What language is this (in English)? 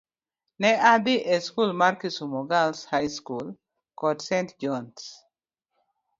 Luo (Kenya and Tanzania)